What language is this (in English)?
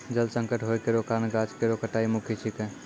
Maithili